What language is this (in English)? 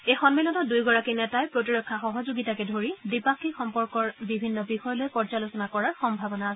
Assamese